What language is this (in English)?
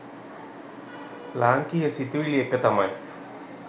Sinhala